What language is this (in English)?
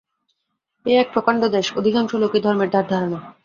Bangla